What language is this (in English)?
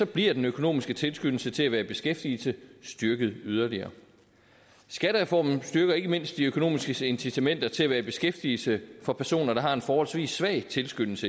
Danish